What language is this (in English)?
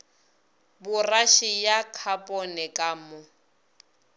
Northern Sotho